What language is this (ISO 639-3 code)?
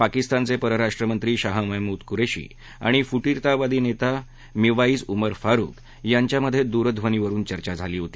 mar